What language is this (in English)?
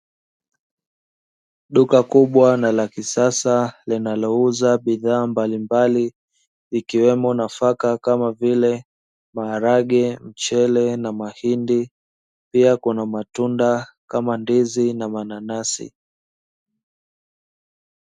Swahili